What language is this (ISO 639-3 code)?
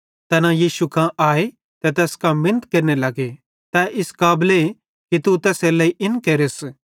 bhd